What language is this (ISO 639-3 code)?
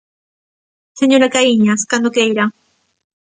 glg